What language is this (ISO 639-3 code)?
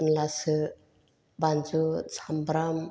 brx